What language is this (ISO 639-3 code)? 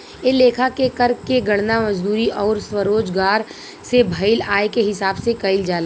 bho